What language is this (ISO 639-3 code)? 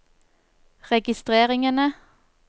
nor